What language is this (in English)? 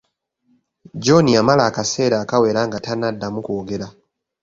Ganda